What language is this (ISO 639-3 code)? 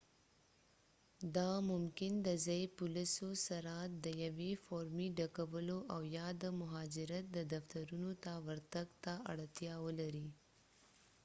pus